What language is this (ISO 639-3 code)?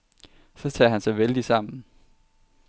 dan